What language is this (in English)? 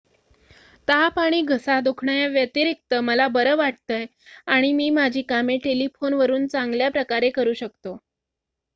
Marathi